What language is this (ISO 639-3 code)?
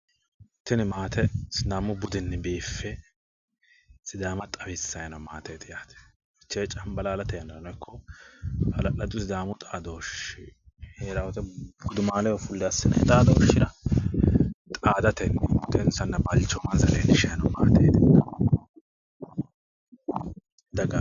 sid